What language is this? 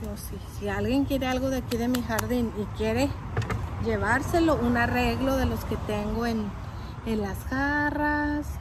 Spanish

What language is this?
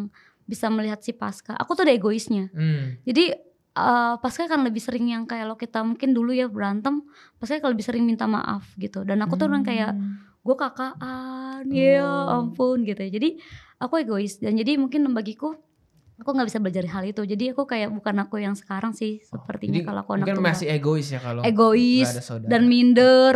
Indonesian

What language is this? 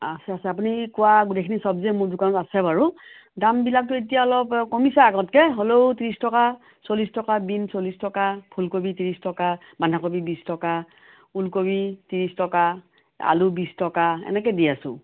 Assamese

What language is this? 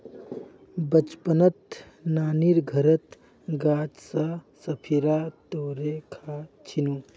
Magahi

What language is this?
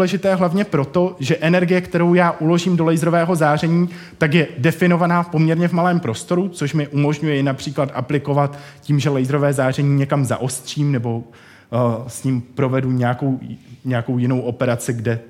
Czech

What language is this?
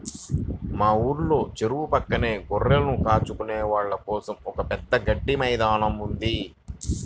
Telugu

